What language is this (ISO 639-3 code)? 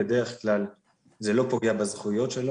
heb